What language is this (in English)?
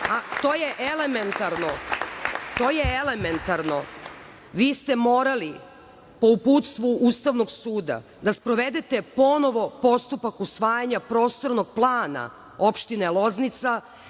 Serbian